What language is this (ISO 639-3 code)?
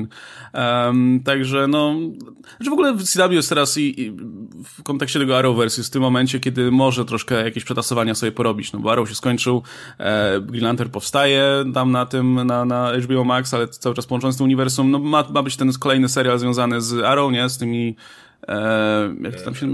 pol